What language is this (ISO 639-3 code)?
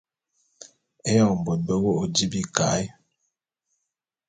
bum